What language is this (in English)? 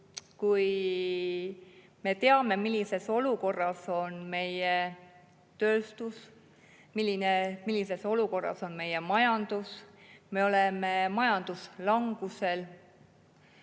Estonian